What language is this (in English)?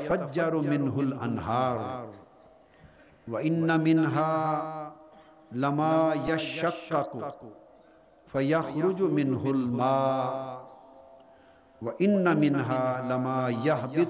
Urdu